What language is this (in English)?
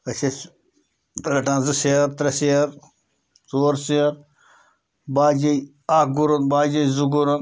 Kashmiri